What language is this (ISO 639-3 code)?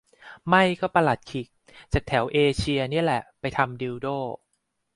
tha